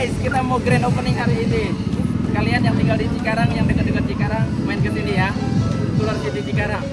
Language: Indonesian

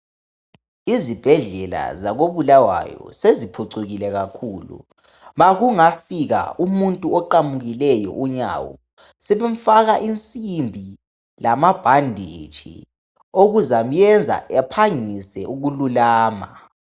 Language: North Ndebele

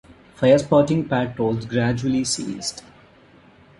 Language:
English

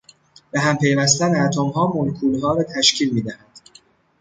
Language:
Persian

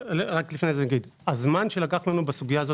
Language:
Hebrew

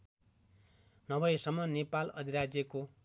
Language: Nepali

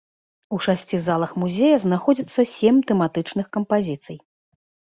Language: Belarusian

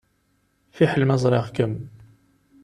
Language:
Kabyle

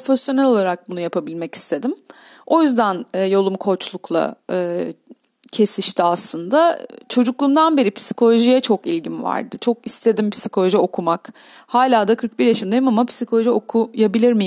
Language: Turkish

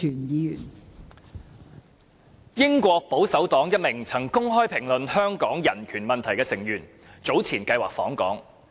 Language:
Cantonese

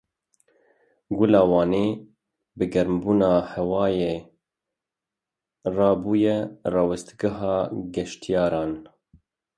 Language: Kurdish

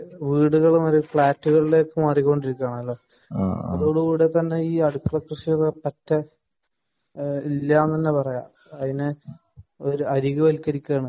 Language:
Malayalam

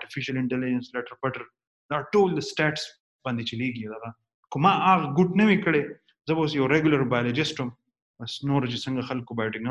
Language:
Urdu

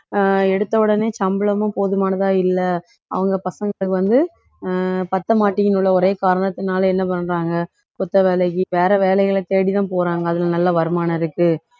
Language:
Tamil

